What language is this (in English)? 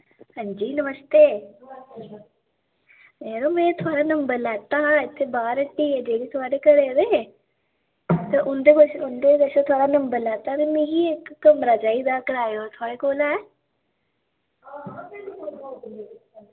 Dogri